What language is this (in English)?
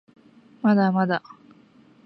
Japanese